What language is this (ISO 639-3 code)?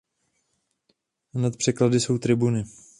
ces